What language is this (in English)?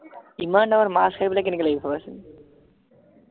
Assamese